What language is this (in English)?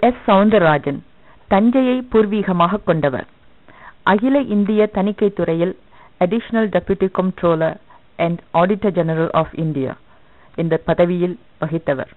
Tamil